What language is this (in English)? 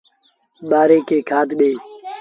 Sindhi Bhil